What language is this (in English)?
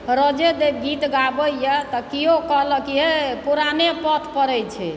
Maithili